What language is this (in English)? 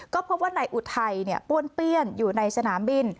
Thai